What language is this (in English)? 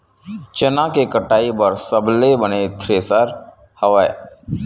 Chhattisgarhi